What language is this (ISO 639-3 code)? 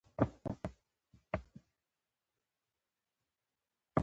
pus